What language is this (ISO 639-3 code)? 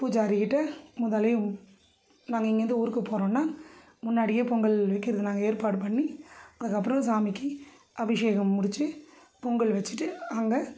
tam